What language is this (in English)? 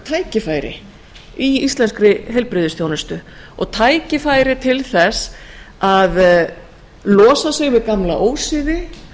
Icelandic